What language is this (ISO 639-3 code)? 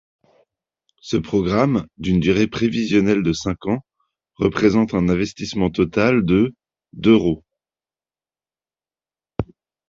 fra